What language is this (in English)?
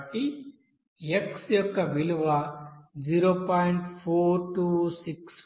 Telugu